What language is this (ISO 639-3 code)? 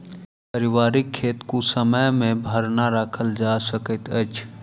mai